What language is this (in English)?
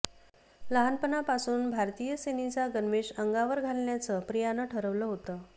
Marathi